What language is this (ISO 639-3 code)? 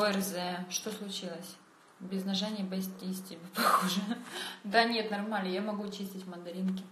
rus